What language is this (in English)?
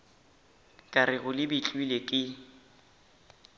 Northern Sotho